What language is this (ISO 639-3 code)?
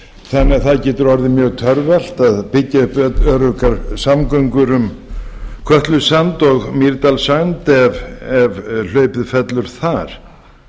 isl